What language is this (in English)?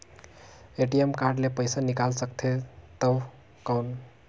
Chhattisgarhi